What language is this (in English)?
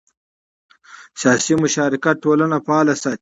Pashto